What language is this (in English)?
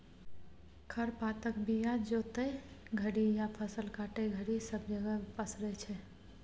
Maithili